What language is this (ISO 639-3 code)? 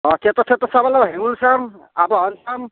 asm